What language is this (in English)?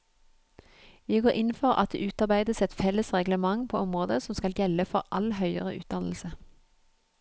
Norwegian